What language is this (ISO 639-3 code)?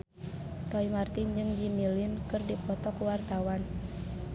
sun